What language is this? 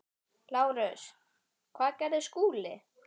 Icelandic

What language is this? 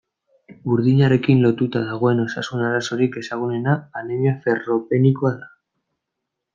Basque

